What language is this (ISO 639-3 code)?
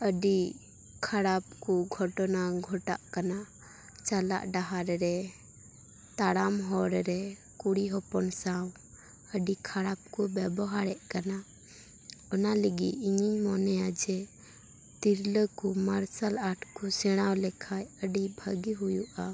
sat